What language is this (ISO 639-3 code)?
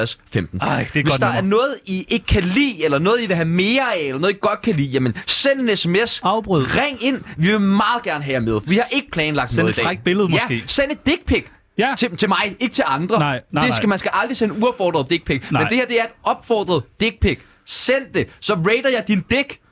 dan